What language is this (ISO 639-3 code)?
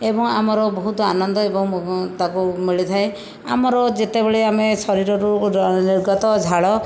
ori